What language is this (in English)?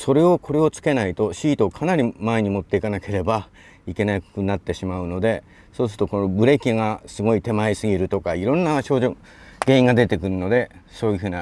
Japanese